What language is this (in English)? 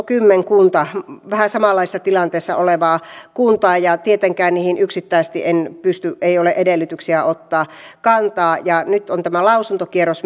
Finnish